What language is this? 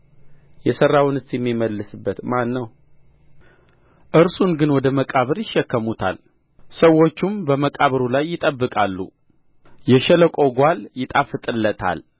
Amharic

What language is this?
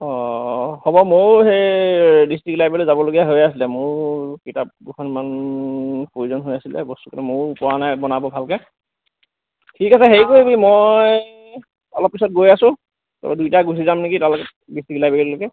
Assamese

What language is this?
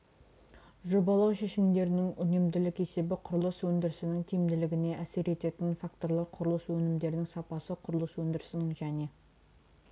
Kazakh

